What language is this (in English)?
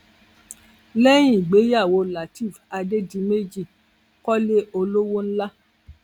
Yoruba